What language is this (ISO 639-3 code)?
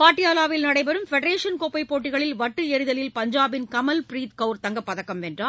tam